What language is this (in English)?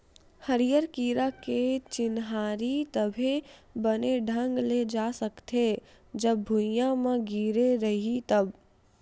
Chhattisgarhi